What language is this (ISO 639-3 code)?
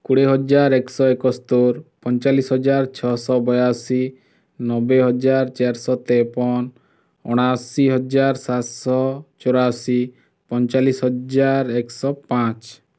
ori